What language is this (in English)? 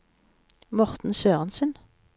Norwegian